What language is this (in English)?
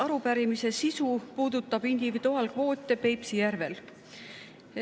Estonian